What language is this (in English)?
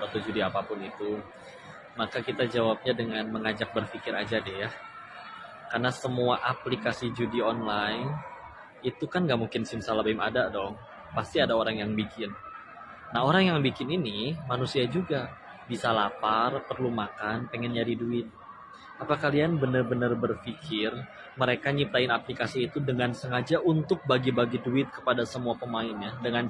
Indonesian